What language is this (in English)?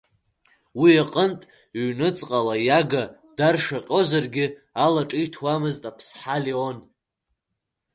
Abkhazian